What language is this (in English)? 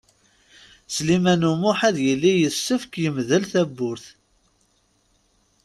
Kabyle